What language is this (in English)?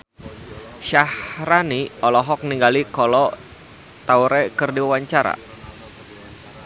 Sundanese